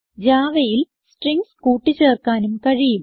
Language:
Malayalam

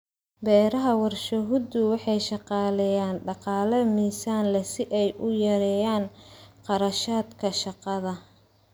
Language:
Somali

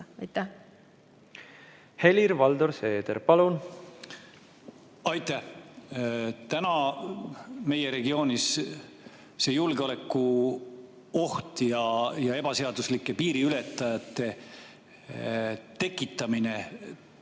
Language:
Estonian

